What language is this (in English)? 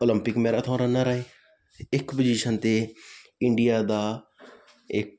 Punjabi